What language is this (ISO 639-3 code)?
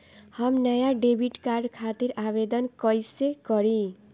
bho